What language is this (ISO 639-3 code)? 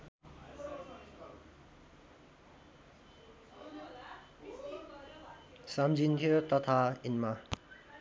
nep